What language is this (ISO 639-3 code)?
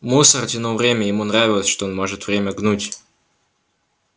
rus